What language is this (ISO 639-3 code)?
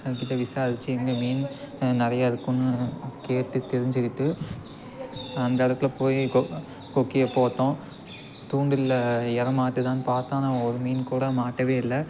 tam